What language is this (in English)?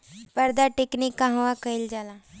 Bhojpuri